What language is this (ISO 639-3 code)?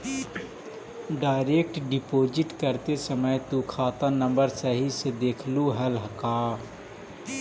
mag